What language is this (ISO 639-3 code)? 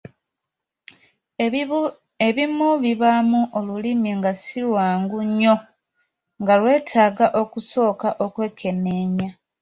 lug